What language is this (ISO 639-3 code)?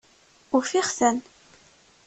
kab